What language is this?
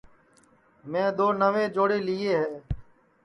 Sansi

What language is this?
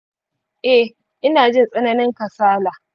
Hausa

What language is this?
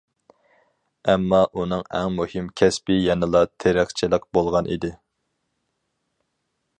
Uyghur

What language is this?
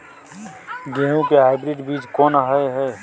Maithili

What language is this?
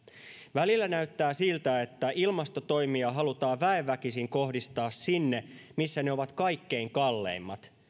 Finnish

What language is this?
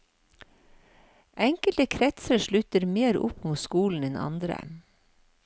Norwegian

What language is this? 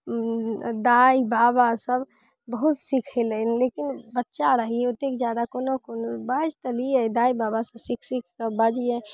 Maithili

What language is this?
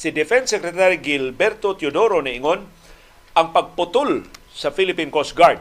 Filipino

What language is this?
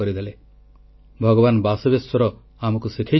Odia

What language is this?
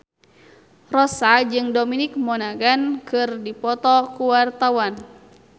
Sundanese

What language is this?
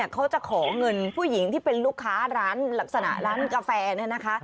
Thai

